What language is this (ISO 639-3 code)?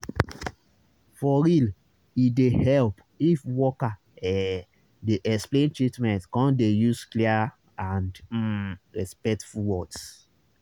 pcm